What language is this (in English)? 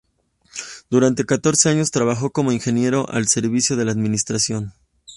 Spanish